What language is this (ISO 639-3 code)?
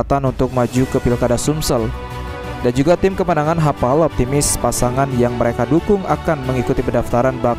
ind